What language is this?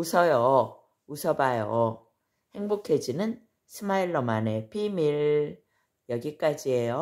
Korean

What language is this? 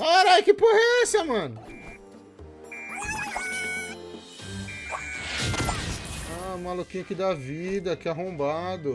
Portuguese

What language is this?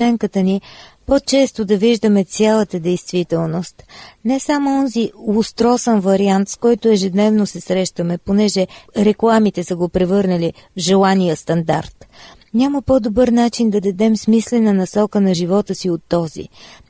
Bulgarian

